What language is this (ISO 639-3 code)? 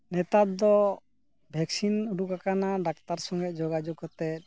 sat